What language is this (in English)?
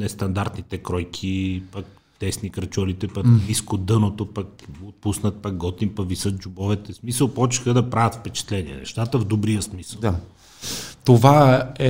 Bulgarian